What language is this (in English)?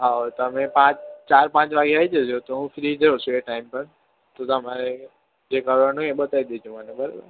Gujarati